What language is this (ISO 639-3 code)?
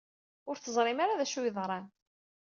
kab